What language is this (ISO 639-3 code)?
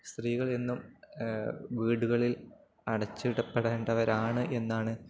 mal